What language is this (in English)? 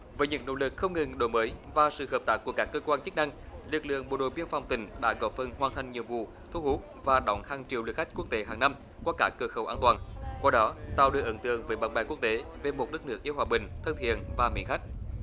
Vietnamese